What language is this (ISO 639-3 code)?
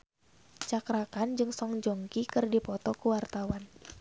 sun